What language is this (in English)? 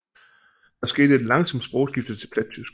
Danish